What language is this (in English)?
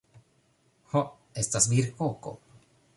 Esperanto